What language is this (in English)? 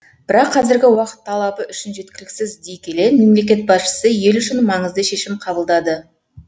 Kazakh